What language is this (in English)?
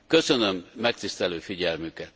Hungarian